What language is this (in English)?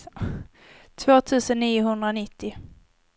Swedish